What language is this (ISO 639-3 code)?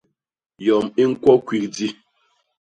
bas